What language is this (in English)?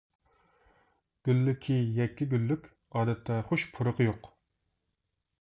Uyghur